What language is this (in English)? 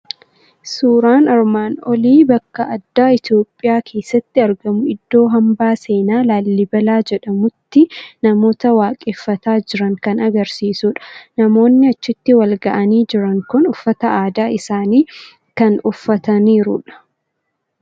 Oromo